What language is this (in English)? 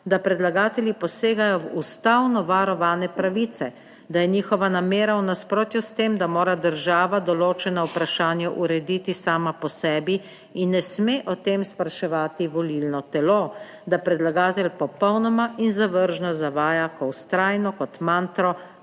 Slovenian